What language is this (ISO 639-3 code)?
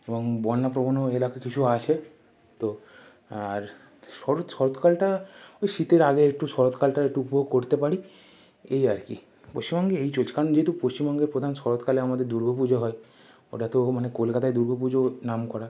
ben